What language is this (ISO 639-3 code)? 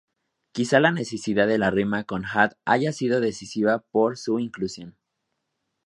spa